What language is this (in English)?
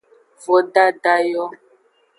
Aja (Benin)